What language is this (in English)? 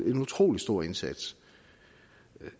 Danish